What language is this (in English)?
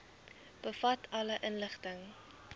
Afrikaans